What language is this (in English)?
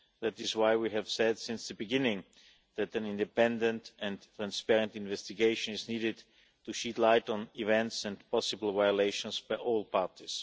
English